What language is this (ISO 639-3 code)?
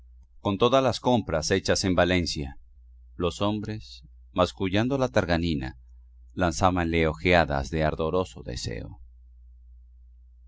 spa